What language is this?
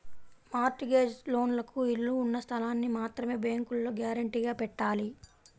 Telugu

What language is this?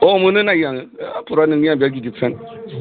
Bodo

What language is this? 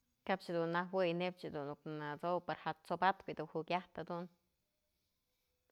Mazatlán Mixe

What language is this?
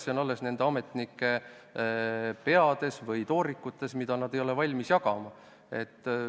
Estonian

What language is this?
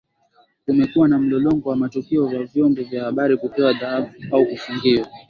Swahili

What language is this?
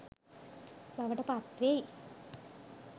Sinhala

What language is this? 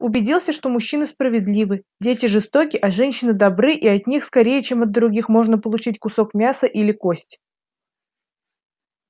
Russian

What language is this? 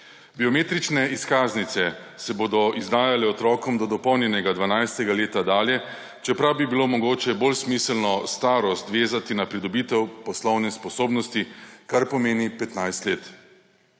Slovenian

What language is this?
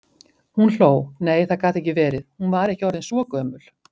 Icelandic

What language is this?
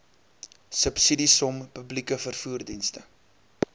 Afrikaans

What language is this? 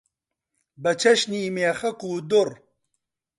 Central Kurdish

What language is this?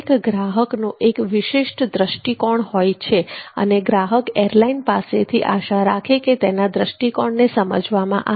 Gujarati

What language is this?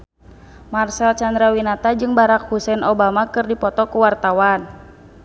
Sundanese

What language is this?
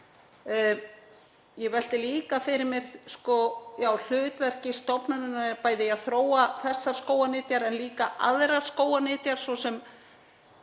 Icelandic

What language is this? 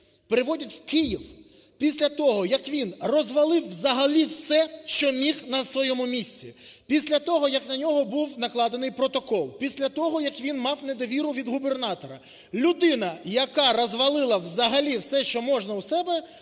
Ukrainian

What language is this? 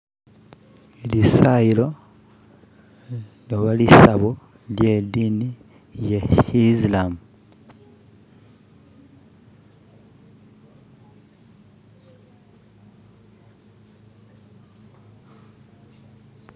Masaaba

